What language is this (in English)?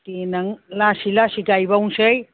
Bodo